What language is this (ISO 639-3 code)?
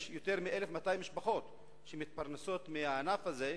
heb